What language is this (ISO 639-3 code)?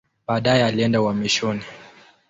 swa